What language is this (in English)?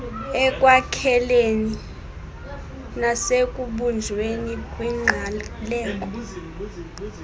Xhosa